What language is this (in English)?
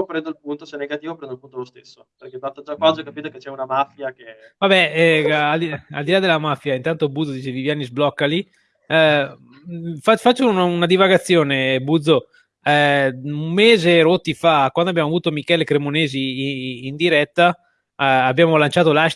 Italian